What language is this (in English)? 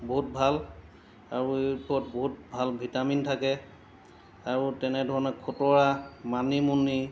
Assamese